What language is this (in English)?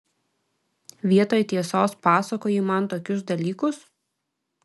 Lithuanian